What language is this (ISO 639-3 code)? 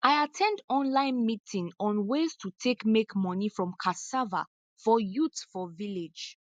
pcm